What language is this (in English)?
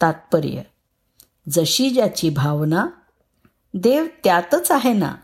Marathi